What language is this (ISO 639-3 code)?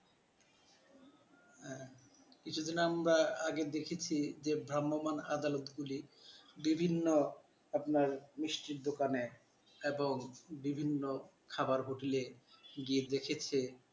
ben